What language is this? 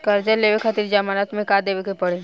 Bhojpuri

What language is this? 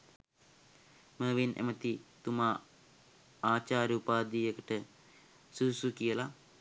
Sinhala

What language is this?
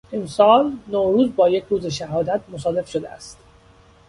Persian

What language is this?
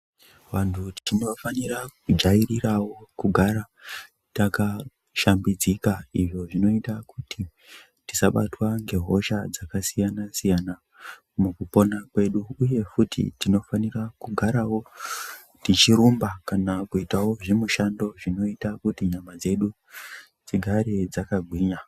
Ndau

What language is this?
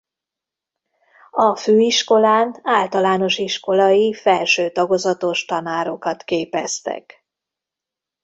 Hungarian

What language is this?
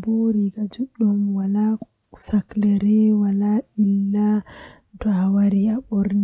Western Niger Fulfulde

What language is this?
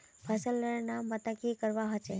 Magahi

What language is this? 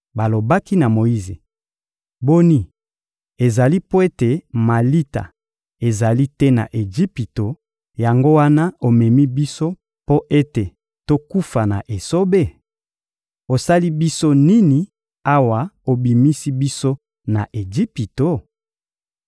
Lingala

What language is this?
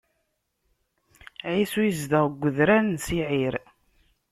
Kabyle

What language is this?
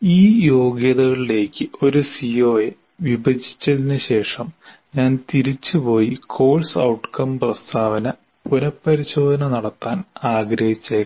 Malayalam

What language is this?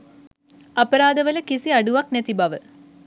Sinhala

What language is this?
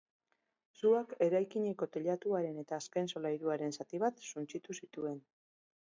Basque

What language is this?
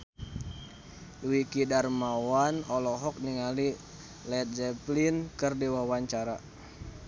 Sundanese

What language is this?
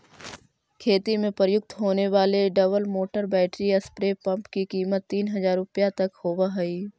Magahi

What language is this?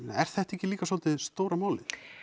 Icelandic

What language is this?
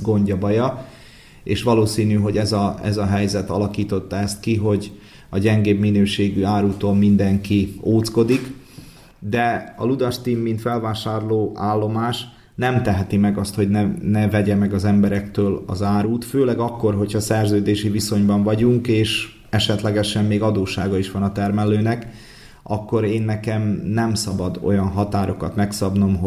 Hungarian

